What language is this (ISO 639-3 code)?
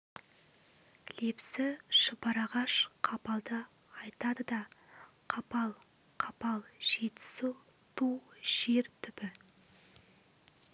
kaz